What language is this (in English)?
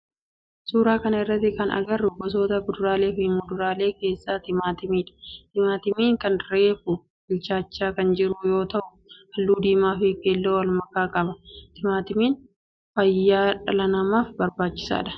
Oromo